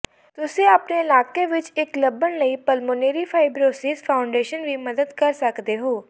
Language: Punjabi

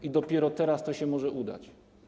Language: Polish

